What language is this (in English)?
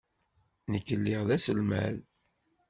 Kabyle